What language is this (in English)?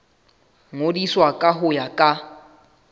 Southern Sotho